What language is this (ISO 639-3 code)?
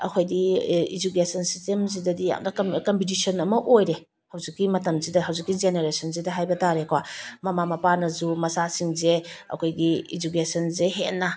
mni